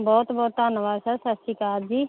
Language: Punjabi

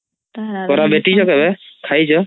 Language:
Odia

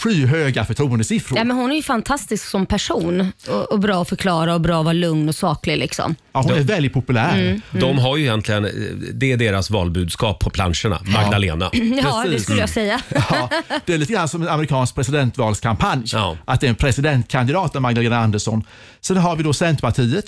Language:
Swedish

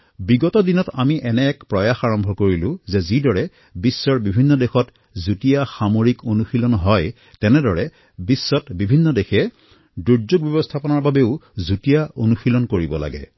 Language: Assamese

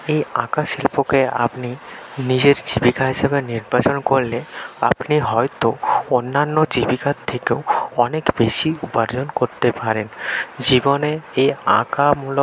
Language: Bangla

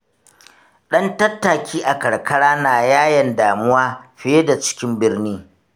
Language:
Hausa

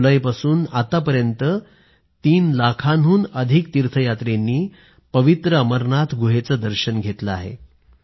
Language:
Marathi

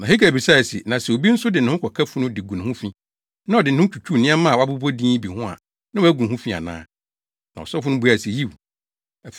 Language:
Akan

